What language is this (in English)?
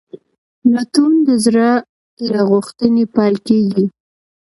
Pashto